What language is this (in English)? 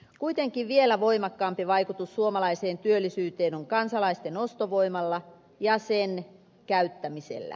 Finnish